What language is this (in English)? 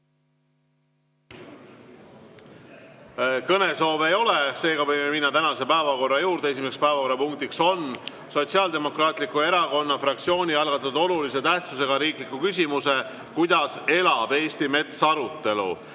Estonian